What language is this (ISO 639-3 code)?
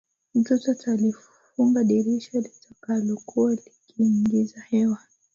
swa